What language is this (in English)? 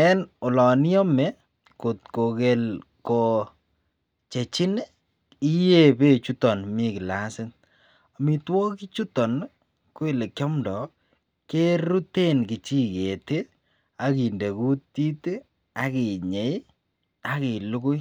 Kalenjin